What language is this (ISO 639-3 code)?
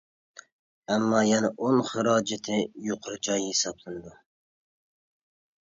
uig